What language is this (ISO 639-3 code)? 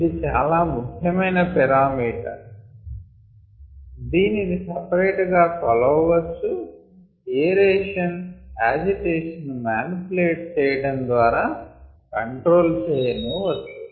tel